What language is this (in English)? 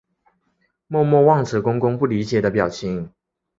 Chinese